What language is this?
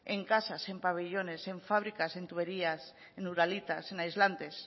Spanish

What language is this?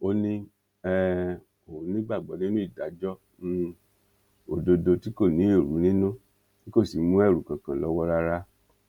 Yoruba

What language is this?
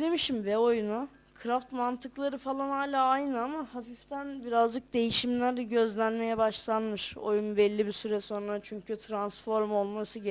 Turkish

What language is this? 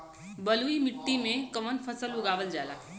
Bhojpuri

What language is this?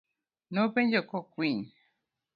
Luo (Kenya and Tanzania)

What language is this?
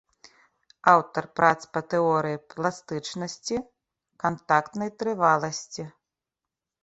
Belarusian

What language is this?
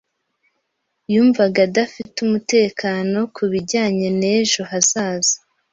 Kinyarwanda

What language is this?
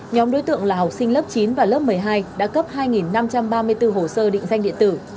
Vietnamese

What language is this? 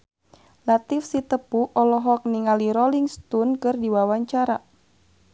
Sundanese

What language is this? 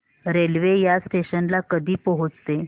Marathi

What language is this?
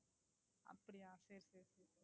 Tamil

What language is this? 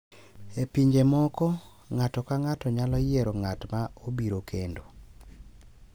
Luo (Kenya and Tanzania)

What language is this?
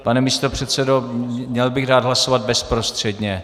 Czech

